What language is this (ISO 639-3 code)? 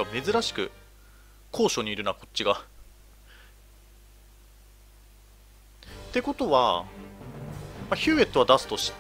jpn